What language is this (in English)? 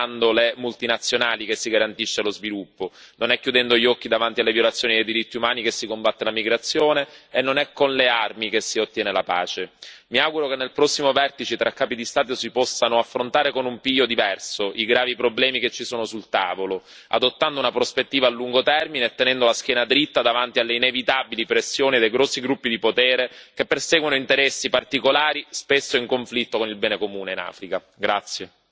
Italian